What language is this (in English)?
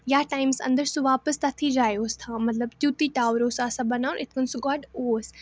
Kashmiri